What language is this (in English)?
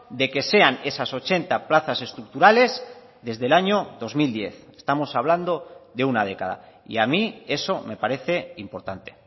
Spanish